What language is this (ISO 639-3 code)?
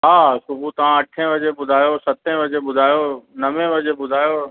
snd